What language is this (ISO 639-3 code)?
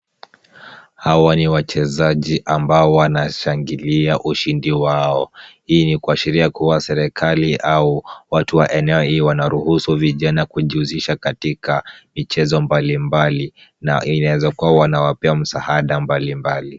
swa